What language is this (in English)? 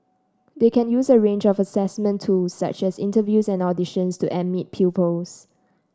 English